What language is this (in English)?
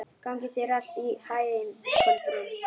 Icelandic